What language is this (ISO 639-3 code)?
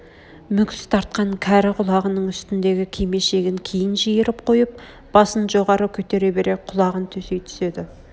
kaz